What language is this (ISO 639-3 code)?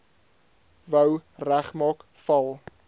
afr